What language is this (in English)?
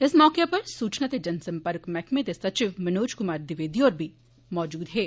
Dogri